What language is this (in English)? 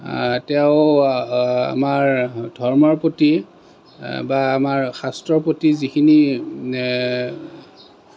Assamese